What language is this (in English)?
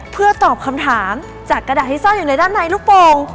Thai